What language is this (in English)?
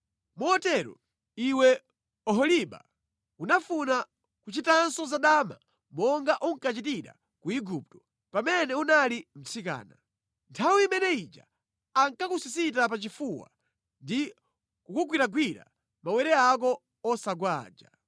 Nyanja